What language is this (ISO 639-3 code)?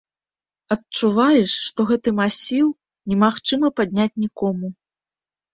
bel